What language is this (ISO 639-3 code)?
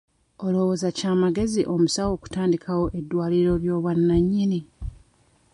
lug